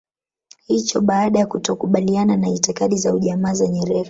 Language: Swahili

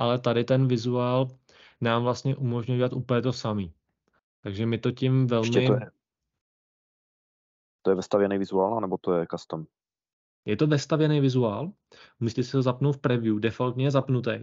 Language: Czech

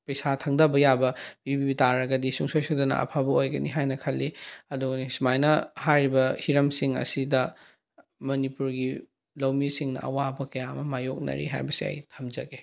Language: Manipuri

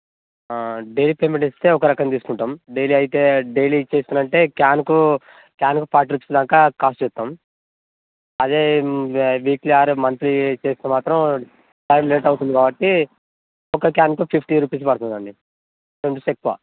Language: Telugu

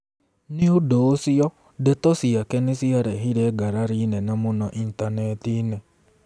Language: Kikuyu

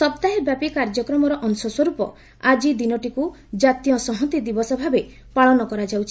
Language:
Odia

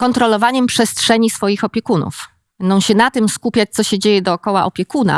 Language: Polish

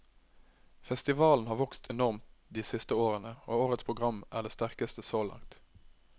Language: Norwegian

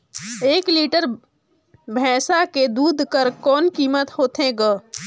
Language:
Chhattisgarhi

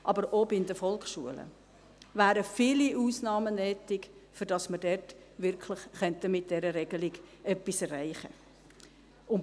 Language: Swiss German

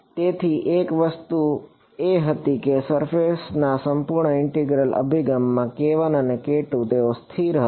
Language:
Gujarati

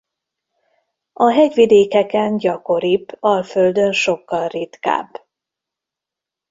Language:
Hungarian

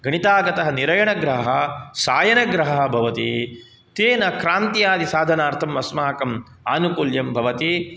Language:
Sanskrit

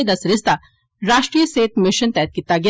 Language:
Dogri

